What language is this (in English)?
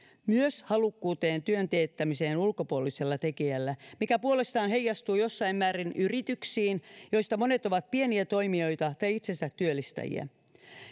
Finnish